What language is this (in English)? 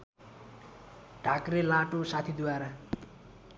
Nepali